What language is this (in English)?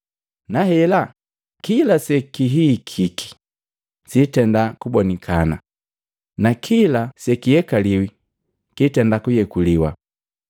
Matengo